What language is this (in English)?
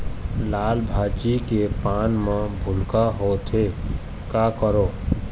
Chhattisgarhi